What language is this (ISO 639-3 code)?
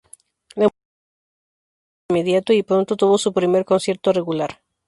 spa